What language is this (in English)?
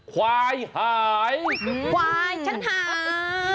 Thai